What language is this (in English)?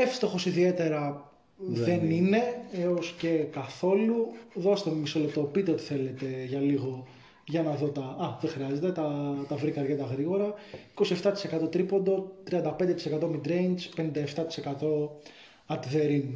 Greek